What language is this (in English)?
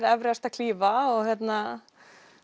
Icelandic